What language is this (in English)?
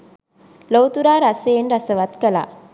Sinhala